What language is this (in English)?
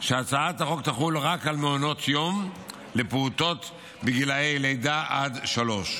Hebrew